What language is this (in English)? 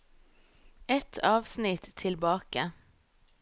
Norwegian